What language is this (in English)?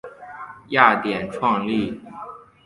Chinese